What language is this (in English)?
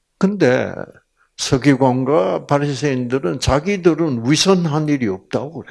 Korean